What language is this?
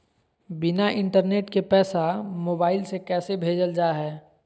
Magahi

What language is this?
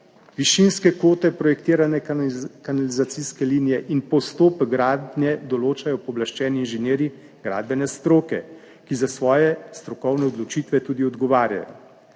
Slovenian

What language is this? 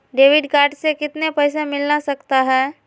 Magahi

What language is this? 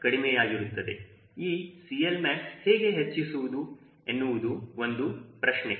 Kannada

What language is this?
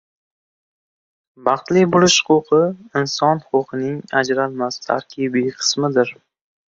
Uzbek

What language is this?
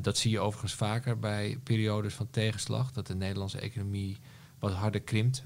Dutch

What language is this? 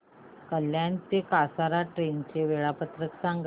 Marathi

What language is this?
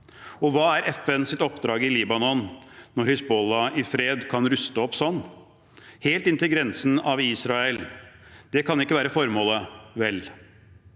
Norwegian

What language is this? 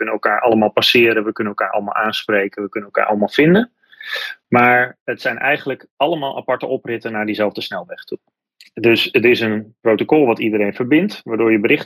Dutch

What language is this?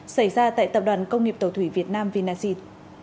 Vietnamese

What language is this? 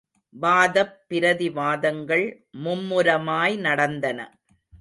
Tamil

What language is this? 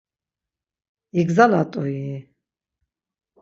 Laz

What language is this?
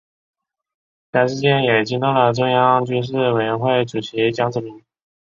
Chinese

